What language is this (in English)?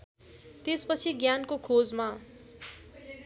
Nepali